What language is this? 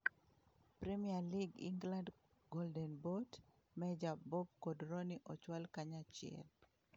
Luo (Kenya and Tanzania)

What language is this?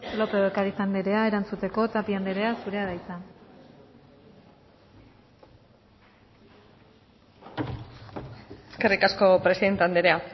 Basque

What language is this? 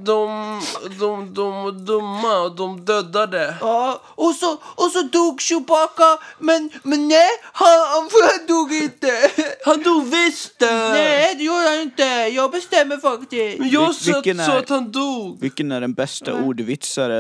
Swedish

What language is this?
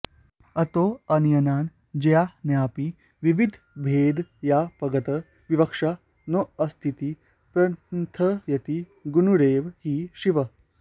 Sanskrit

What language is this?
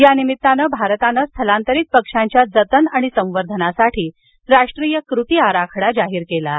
Marathi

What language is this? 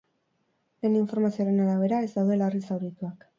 Basque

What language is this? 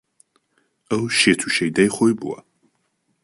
Central Kurdish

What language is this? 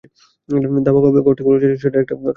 Bangla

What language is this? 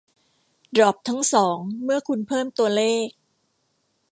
Thai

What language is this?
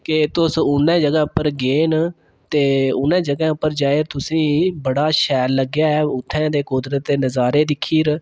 Dogri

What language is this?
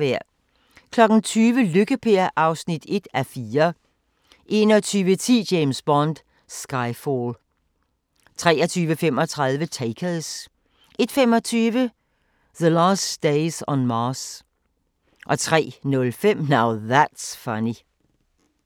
Danish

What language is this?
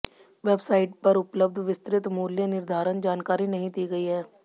Hindi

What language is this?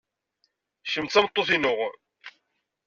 Kabyle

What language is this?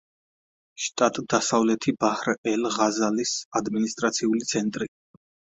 Georgian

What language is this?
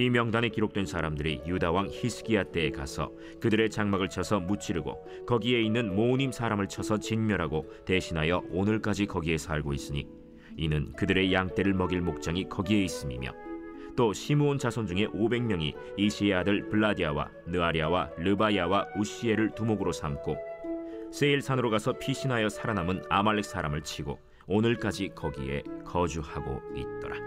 Korean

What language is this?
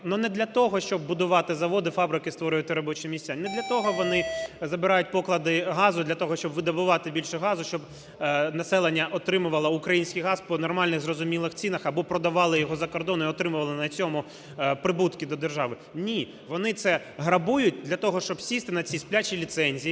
Ukrainian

